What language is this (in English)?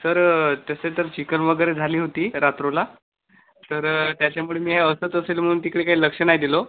Marathi